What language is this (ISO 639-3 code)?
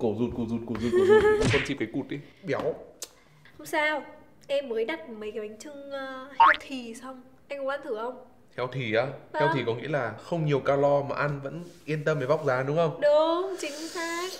vie